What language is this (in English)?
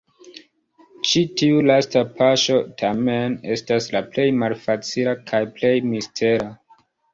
Esperanto